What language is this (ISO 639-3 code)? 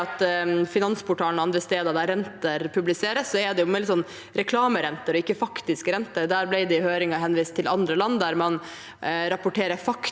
nor